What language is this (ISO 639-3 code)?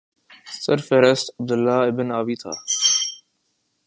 urd